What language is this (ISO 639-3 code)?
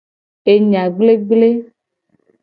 gej